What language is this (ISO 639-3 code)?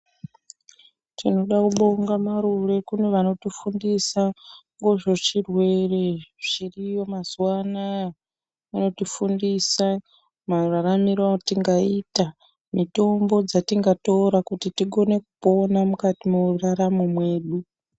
ndc